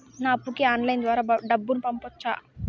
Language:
Telugu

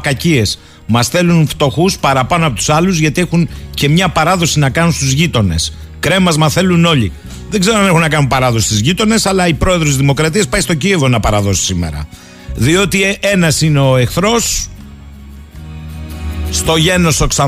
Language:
Greek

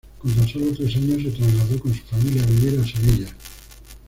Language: Spanish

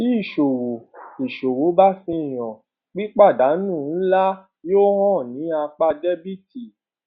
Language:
Yoruba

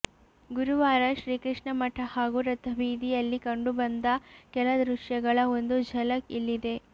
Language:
Kannada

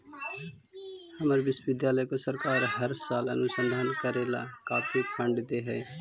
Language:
Magahi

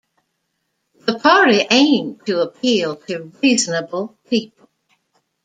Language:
English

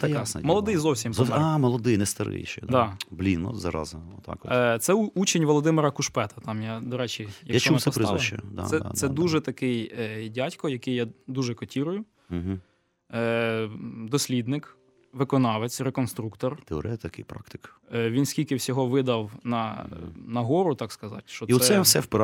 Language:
Ukrainian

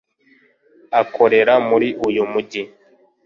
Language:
Kinyarwanda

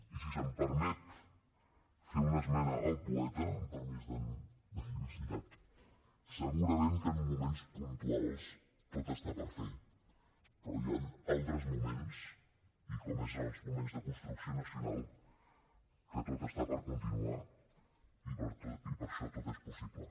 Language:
Catalan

